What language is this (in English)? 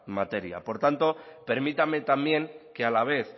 Spanish